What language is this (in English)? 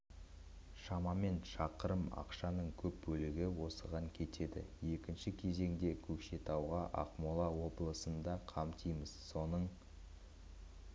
Kazakh